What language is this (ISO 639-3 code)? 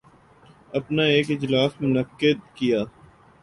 urd